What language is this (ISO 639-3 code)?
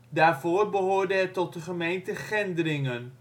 nld